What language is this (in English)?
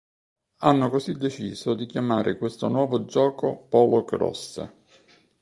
Italian